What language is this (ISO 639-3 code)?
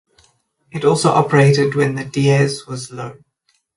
eng